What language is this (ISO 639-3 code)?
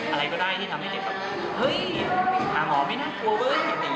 tha